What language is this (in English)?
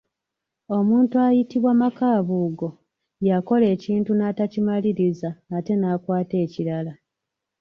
Ganda